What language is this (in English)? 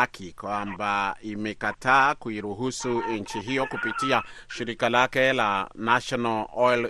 Swahili